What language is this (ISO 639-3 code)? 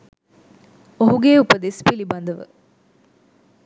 sin